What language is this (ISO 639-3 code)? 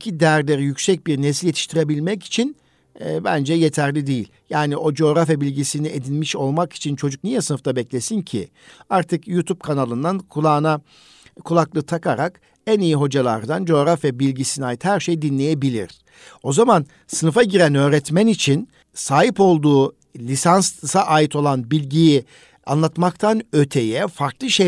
tur